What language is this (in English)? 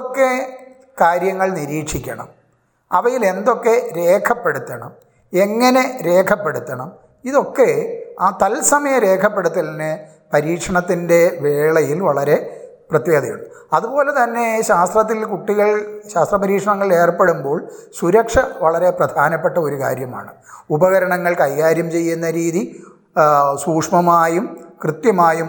Malayalam